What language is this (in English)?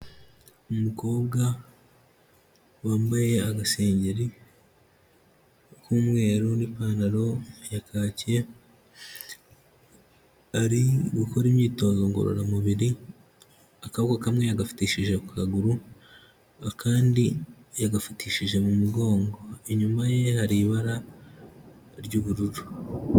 Kinyarwanda